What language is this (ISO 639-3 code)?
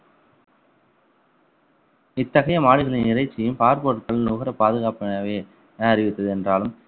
tam